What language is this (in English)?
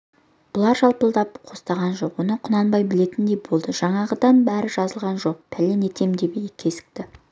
Kazakh